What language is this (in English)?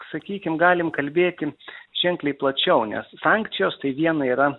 Lithuanian